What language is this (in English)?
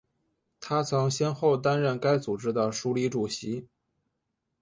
Chinese